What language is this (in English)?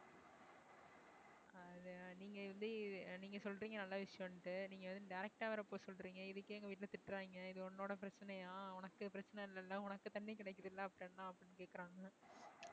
Tamil